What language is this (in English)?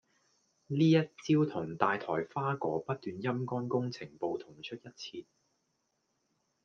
Cantonese